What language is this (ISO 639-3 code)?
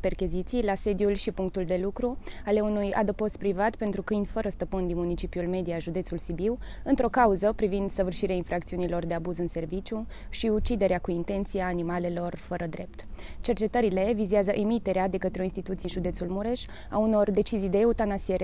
ron